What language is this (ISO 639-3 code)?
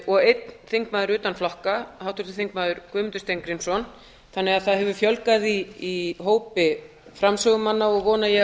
isl